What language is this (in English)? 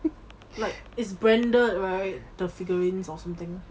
English